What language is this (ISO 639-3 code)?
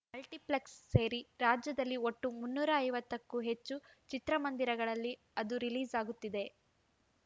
kan